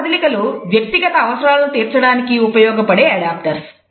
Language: Telugu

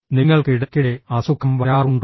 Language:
Malayalam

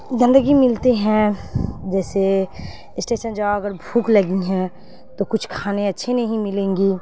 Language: Urdu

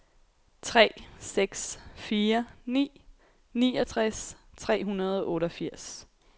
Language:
Danish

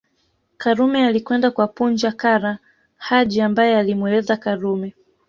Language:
Swahili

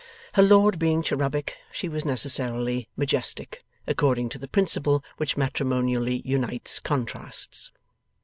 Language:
English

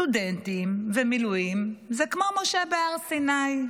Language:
Hebrew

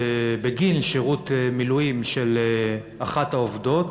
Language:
Hebrew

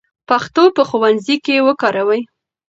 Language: Pashto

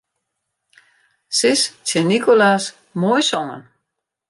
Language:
Western Frisian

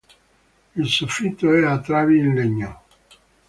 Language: Italian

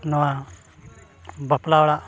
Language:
Santali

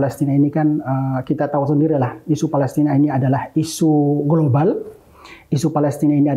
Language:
Indonesian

